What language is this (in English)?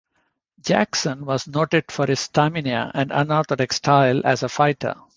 English